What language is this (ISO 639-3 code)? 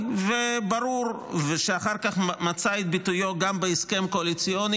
heb